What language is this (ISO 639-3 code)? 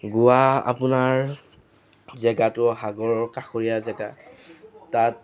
asm